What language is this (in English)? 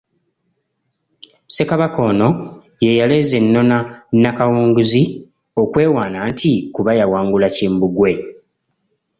Ganda